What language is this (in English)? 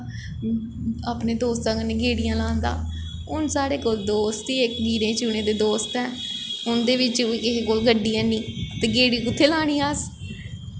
Dogri